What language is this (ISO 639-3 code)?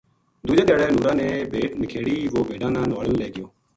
gju